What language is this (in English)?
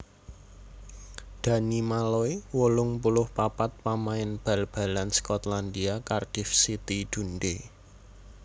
Javanese